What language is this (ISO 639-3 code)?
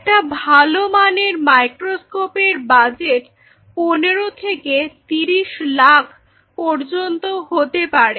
ben